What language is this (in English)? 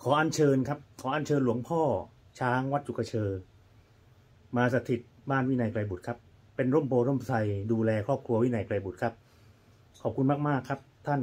Thai